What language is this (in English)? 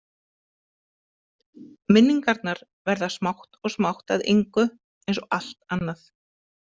Icelandic